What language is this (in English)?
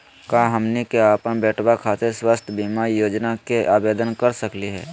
Magahi